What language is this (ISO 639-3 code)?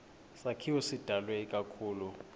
xho